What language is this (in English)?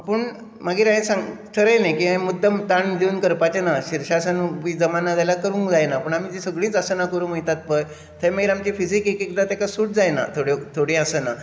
Konkani